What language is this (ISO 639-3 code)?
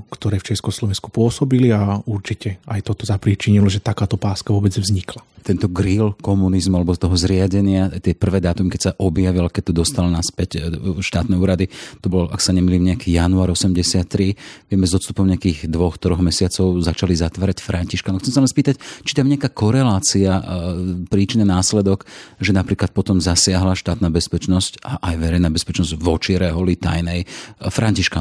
slk